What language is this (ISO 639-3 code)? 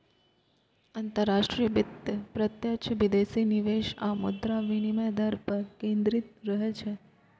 mai